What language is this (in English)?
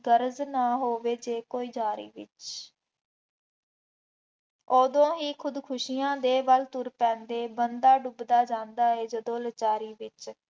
Punjabi